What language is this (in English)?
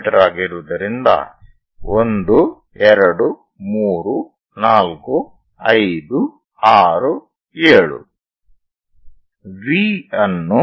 Kannada